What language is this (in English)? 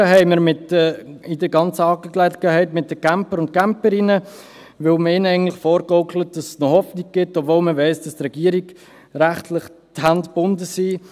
Swiss German